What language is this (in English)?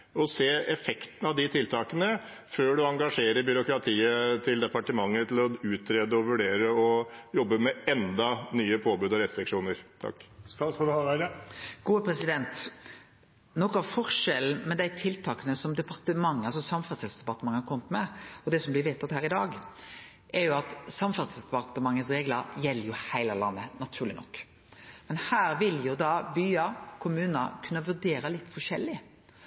Norwegian